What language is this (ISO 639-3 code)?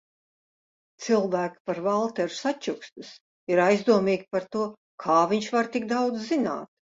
lav